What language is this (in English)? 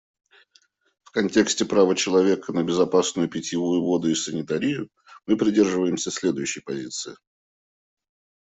Russian